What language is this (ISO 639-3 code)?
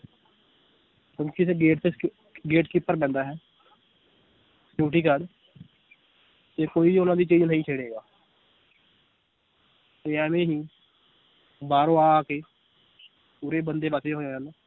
pan